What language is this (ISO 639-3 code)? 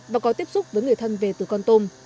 vie